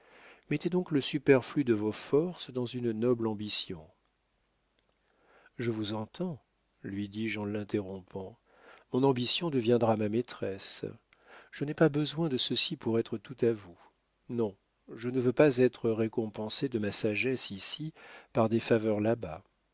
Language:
French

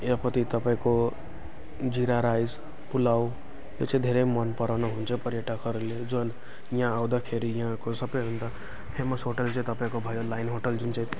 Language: Nepali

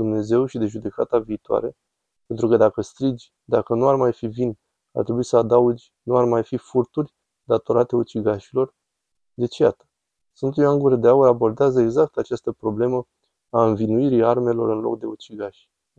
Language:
Romanian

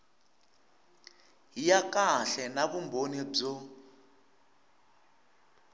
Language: Tsonga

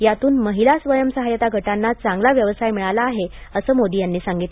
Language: Marathi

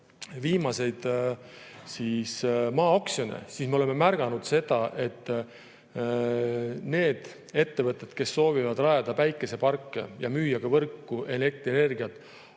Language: Estonian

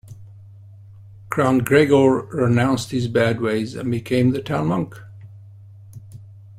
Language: English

